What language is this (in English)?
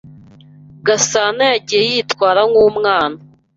Kinyarwanda